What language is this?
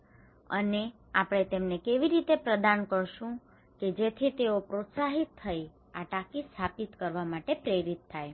Gujarati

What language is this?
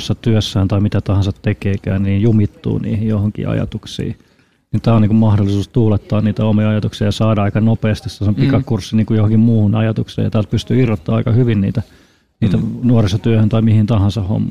Finnish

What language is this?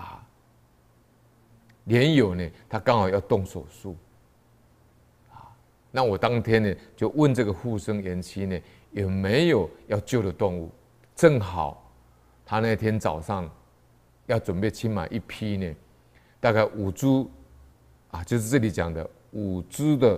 Chinese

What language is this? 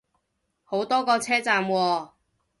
Cantonese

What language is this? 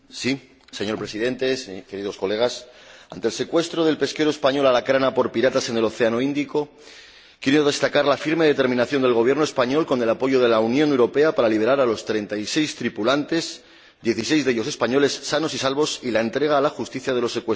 Spanish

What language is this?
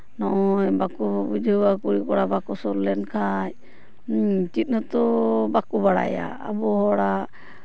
Santali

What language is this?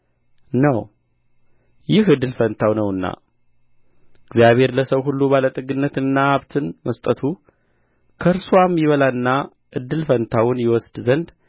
Amharic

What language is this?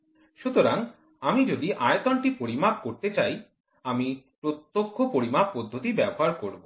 Bangla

